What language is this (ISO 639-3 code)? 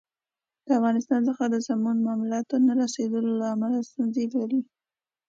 pus